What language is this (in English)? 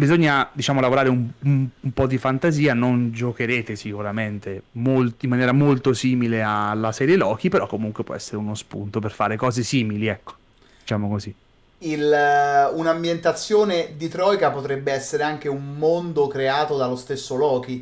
Italian